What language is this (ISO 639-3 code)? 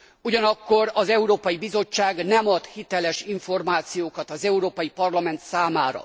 hun